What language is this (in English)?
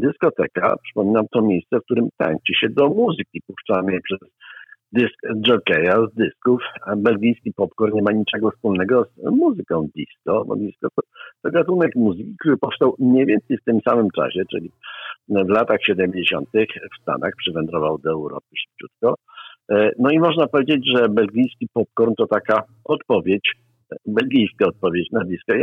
Polish